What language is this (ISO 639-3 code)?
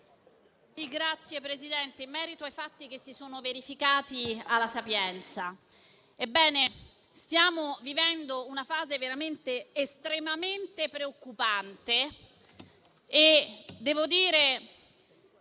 ita